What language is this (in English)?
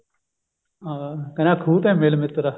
Punjabi